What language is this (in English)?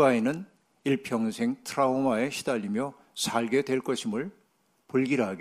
Korean